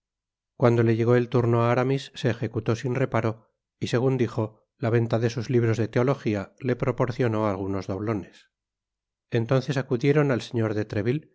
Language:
Spanish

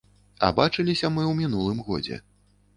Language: Belarusian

